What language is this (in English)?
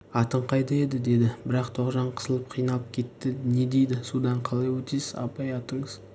Kazakh